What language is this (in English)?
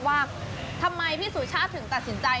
Thai